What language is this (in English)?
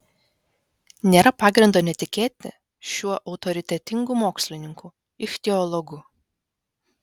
Lithuanian